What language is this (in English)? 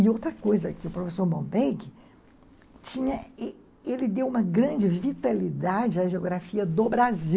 Portuguese